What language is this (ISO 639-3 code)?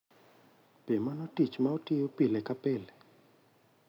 luo